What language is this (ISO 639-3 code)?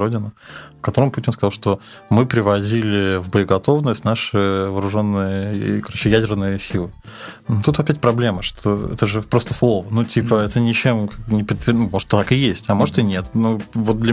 rus